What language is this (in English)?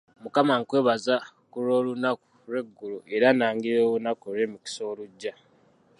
Ganda